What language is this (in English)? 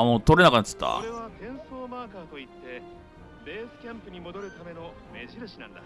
Japanese